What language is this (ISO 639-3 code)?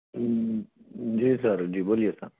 urd